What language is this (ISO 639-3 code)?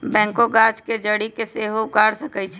mag